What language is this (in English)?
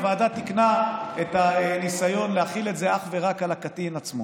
Hebrew